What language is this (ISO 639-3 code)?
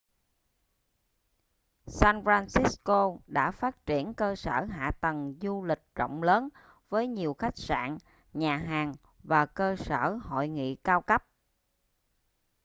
vie